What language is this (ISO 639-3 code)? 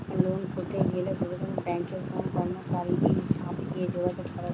ben